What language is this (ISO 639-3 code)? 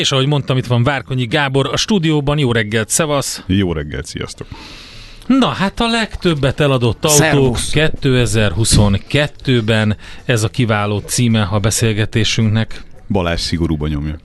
hun